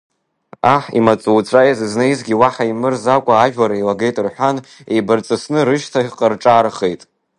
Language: Abkhazian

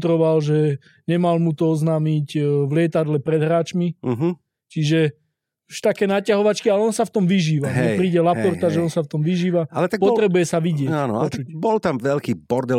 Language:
Slovak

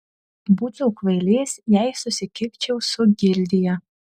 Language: Lithuanian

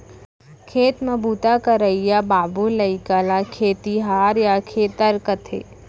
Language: Chhattisgarhi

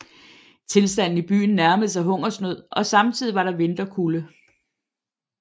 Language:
Danish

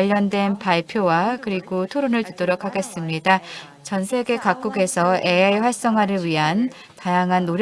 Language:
Korean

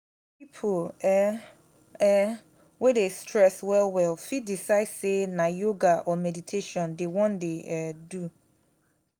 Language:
Nigerian Pidgin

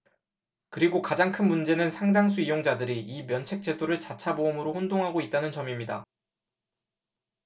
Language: Korean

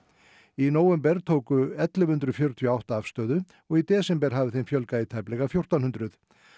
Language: Icelandic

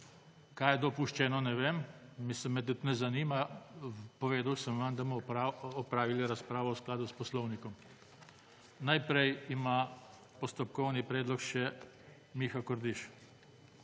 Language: Slovenian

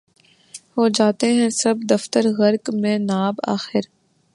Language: Urdu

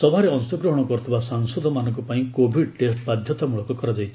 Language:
Odia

